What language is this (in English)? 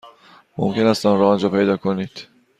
Persian